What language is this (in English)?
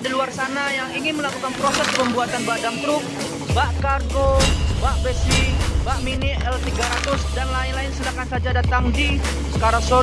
Indonesian